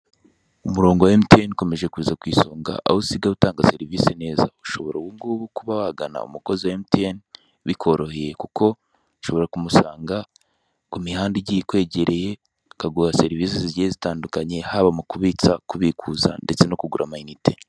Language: Kinyarwanda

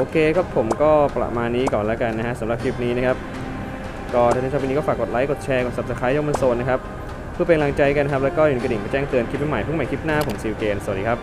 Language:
Thai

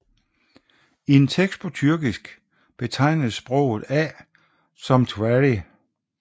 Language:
Danish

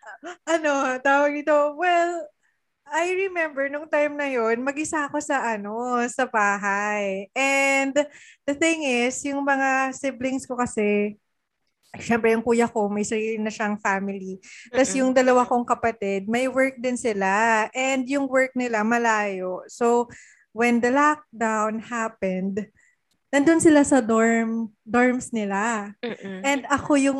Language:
Filipino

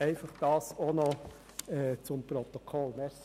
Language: Swiss German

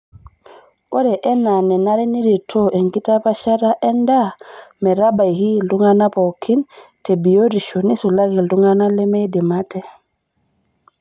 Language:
Masai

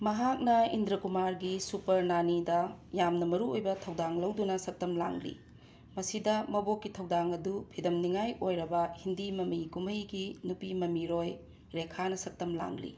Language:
Manipuri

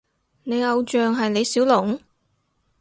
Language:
Cantonese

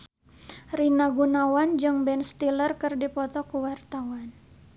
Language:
Sundanese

